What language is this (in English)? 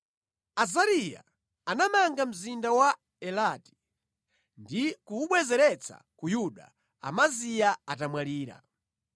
Nyanja